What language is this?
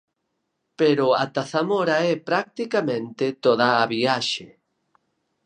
Galician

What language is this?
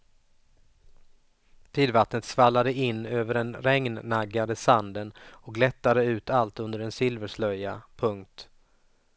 Swedish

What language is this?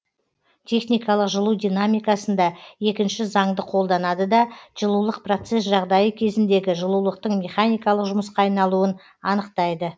Kazakh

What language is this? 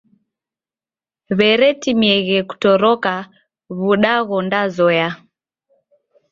Taita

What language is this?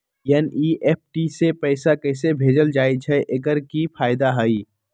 Magahi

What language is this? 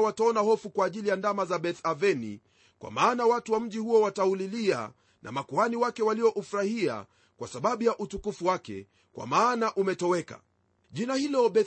Swahili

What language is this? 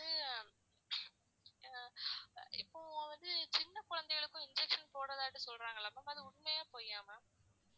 Tamil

